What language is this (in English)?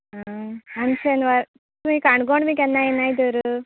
Konkani